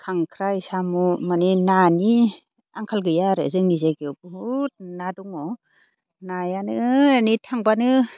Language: Bodo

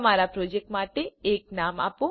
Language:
Gujarati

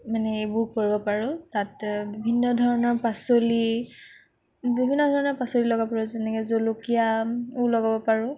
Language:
Assamese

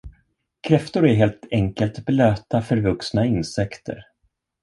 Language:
Swedish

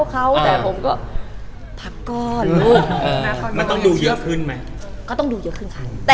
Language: Thai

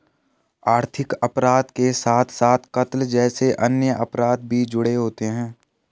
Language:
Hindi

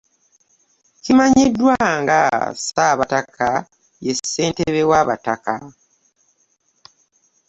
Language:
Ganda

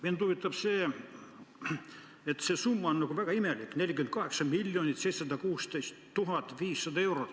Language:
Estonian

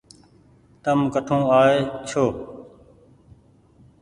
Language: Goaria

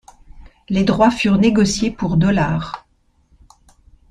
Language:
French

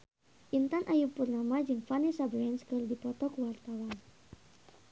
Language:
Sundanese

